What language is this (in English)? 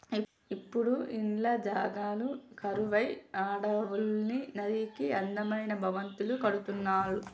Telugu